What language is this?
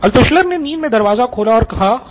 Hindi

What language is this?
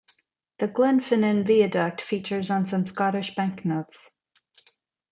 English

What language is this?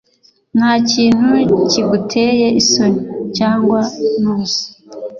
Kinyarwanda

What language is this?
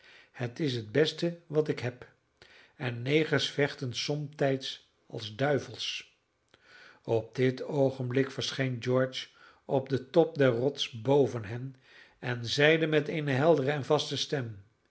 Dutch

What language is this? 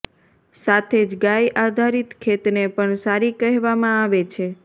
Gujarati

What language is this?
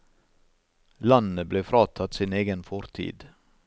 Norwegian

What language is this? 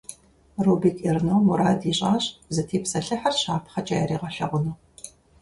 Kabardian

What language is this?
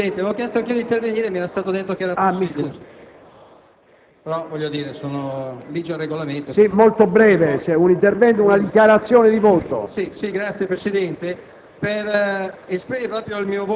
Italian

